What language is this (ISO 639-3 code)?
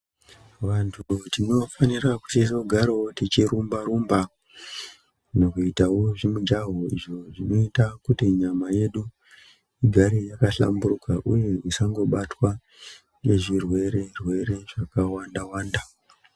ndc